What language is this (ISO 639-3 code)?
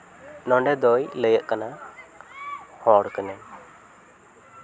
sat